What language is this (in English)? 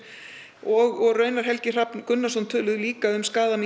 Icelandic